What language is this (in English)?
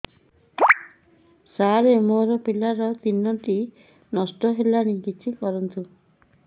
Odia